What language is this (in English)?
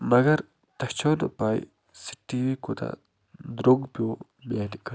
Kashmiri